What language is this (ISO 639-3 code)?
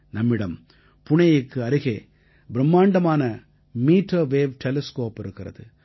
tam